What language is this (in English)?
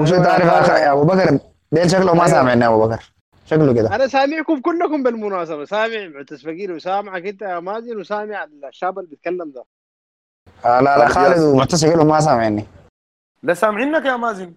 Arabic